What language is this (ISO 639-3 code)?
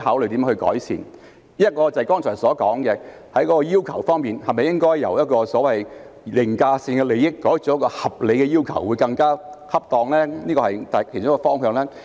yue